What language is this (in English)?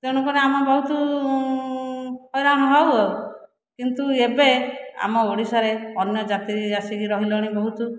Odia